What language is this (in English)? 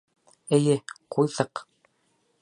Bashkir